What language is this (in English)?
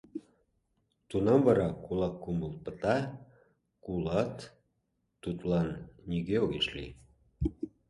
Mari